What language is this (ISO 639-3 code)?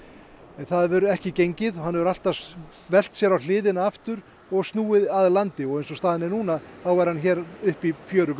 isl